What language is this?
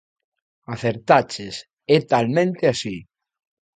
Galician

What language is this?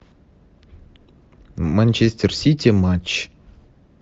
Russian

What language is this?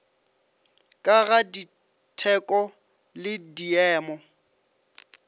Northern Sotho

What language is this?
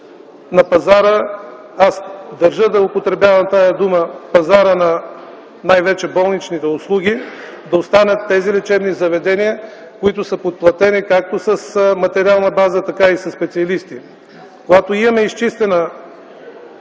Bulgarian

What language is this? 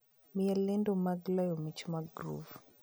Luo (Kenya and Tanzania)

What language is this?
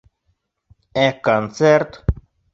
Bashkir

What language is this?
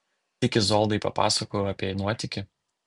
Lithuanian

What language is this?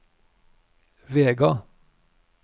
Norwegian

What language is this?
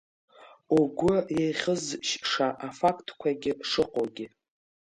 Abkhazian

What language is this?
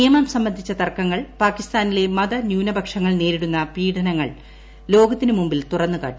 Malayalam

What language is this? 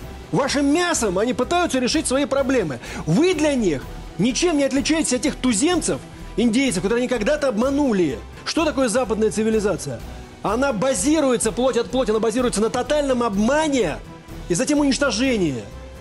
Russian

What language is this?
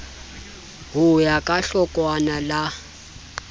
Southern Sotho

